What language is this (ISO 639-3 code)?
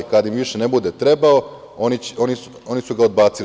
srp